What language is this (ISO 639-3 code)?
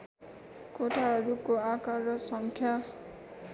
nep